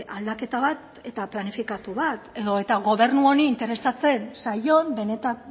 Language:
Basque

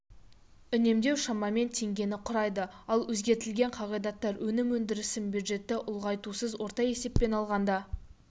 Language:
Kazakh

